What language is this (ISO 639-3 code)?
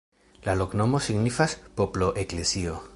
epo